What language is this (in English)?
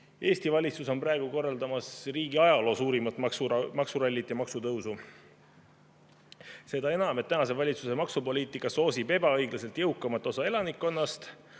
Estonian